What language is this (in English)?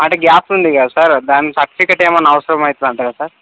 Telugu